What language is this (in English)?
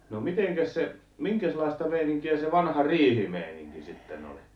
Finnish